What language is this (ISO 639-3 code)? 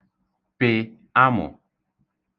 ibo